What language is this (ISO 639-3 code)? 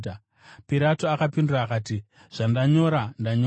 sna